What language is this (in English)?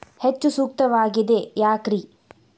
Kannada